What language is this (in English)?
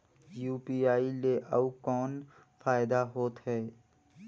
Chhattisgarhi